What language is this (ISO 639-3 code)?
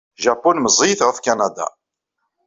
kab